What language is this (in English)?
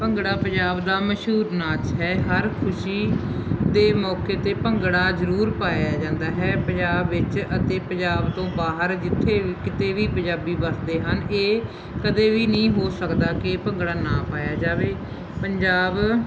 Punjabi